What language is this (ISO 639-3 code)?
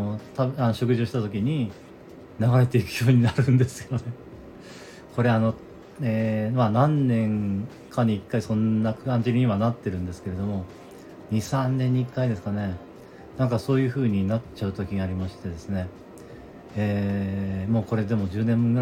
jpn